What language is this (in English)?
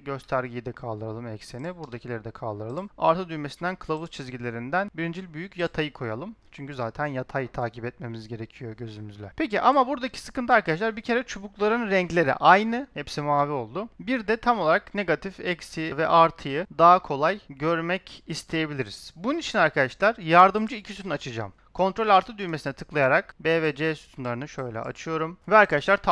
Turkish